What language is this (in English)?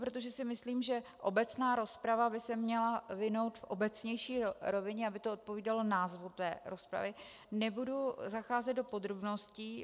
Czech